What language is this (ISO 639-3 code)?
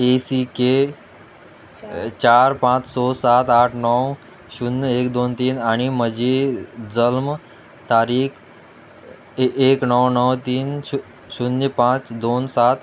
kok